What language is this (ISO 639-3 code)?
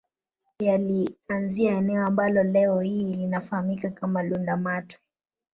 swa